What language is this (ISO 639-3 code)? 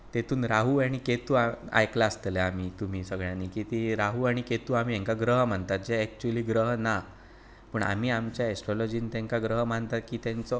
kok